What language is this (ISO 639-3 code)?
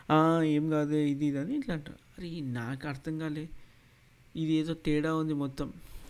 tel